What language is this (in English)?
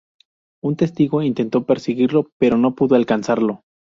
Spanish